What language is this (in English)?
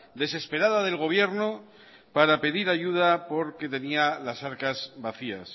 Spanish